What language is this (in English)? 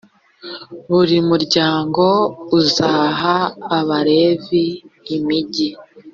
Kinyarwanda